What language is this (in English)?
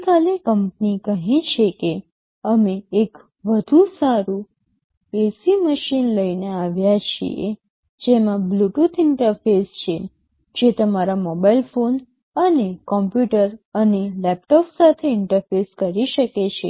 Gujarati